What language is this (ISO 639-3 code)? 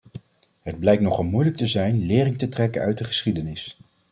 nld